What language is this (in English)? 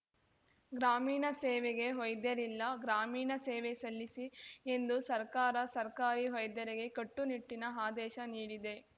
Kannada